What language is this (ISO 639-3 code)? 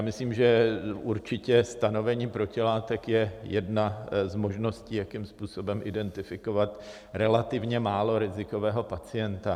ces